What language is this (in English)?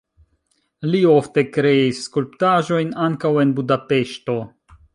Esperanto